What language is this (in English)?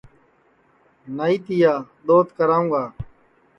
Sansi